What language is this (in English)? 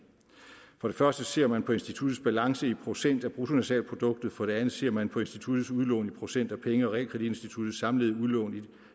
Danish